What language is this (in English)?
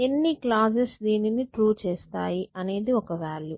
Telugu